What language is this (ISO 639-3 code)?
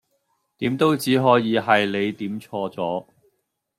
yue